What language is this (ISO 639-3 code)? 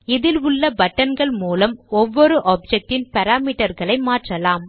tam